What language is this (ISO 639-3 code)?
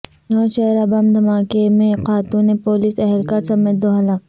urd